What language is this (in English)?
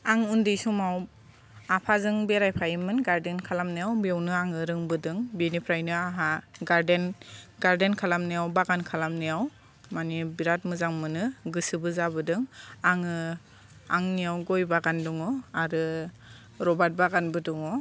Bodo